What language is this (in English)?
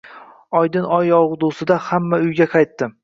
Uzbek